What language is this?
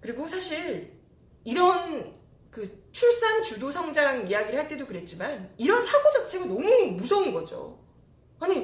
Korean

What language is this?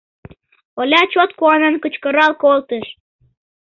Mari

